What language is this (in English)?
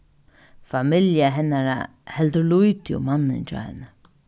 Faroese